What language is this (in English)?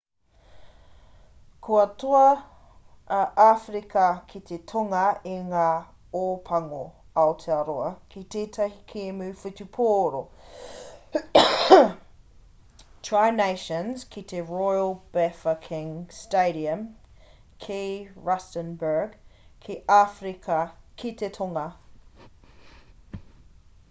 Māori